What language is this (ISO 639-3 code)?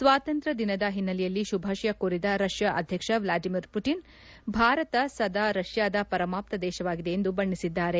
kan